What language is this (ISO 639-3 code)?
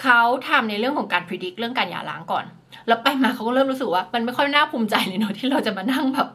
tha